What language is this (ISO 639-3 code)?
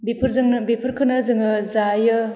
brx